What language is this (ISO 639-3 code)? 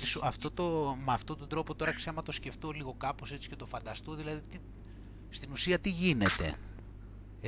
ell